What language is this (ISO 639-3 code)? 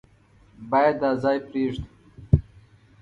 pus